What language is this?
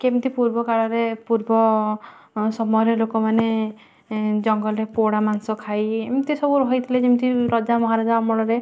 Odia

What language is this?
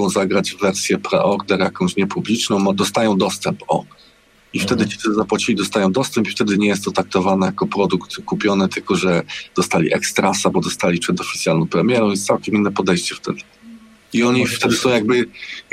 Polish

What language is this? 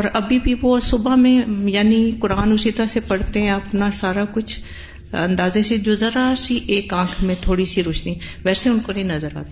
Urdu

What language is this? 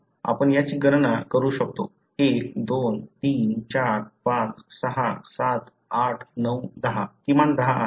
Marathi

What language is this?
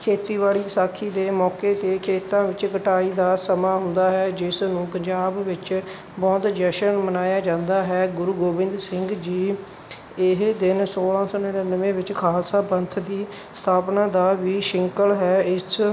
Punjabi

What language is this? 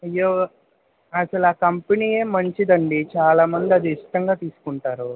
Telugu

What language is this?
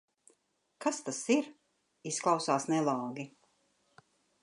Latvian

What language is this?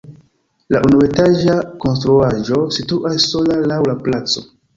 Esperanto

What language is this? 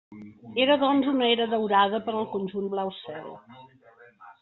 Catalan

